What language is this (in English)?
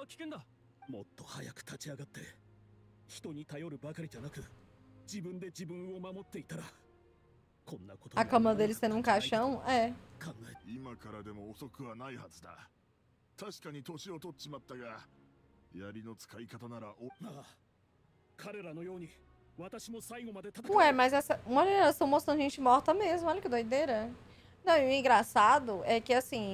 Portuguese